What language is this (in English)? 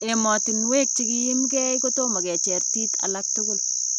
Kalenjin